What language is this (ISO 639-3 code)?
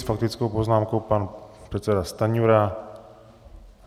ces